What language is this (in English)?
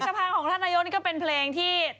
Thai